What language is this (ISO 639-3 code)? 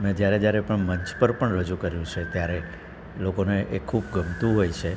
guj